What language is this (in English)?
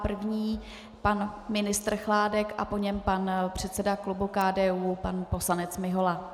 Czech